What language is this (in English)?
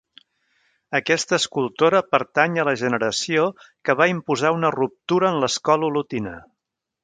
Catalan